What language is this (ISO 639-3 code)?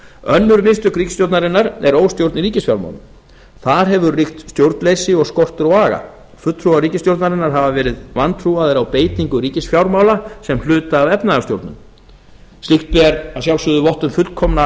isl